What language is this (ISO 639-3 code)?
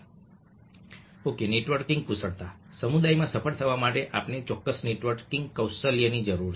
guj